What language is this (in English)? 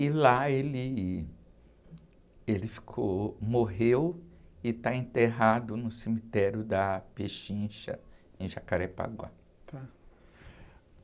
Portuguese